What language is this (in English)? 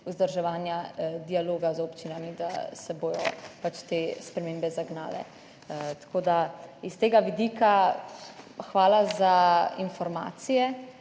Slovenian